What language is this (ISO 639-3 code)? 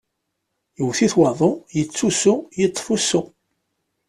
kab